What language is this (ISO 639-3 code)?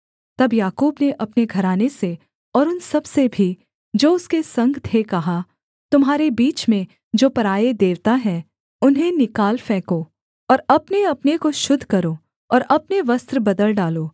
hin